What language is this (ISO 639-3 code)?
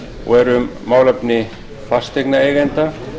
isl